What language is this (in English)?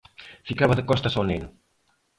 Galician